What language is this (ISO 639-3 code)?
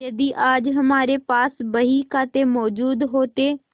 hin